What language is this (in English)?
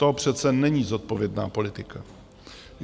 Czech